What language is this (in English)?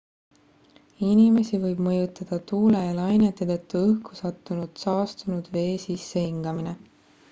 Estonian